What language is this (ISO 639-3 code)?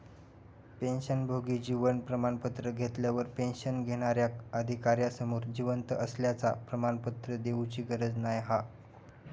mar